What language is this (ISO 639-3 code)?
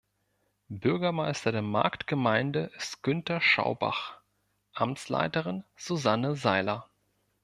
deu